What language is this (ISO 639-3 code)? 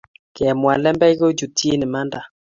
kln